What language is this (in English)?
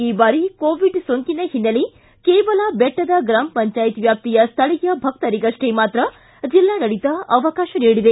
Kannada